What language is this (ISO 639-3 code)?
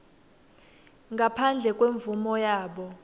ssw